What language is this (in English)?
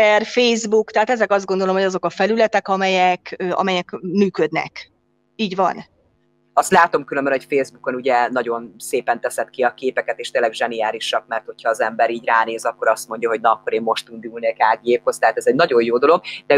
Hungarian